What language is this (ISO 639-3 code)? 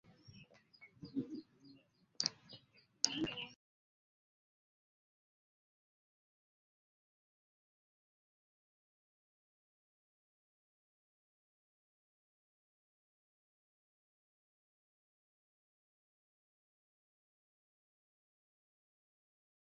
lug